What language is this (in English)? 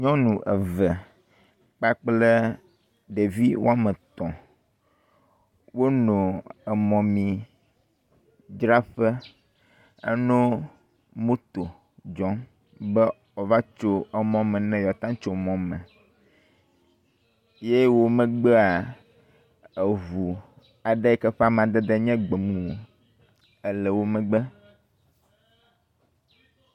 Ewe